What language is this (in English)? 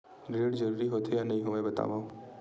Chhattisgarhi